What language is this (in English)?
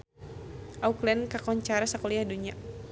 Sundanese